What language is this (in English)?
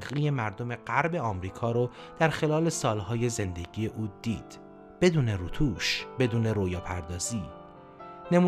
Persian